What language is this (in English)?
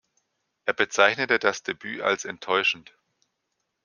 German